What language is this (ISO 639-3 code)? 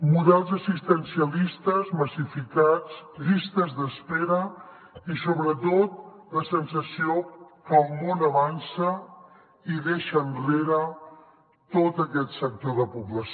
cat